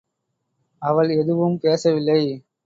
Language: Tamil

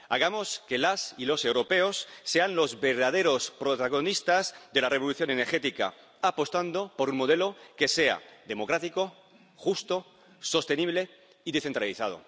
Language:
Spanish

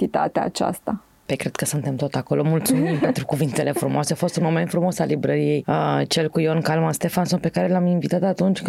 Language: Romanian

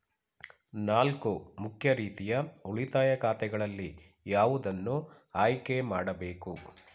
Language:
Kannada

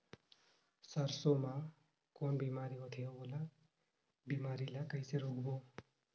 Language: Chhattisgarhi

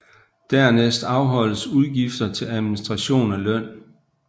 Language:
Danish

